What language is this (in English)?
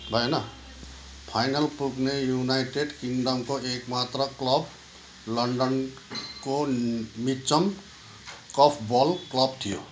Nepali